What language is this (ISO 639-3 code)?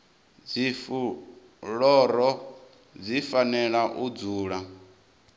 ven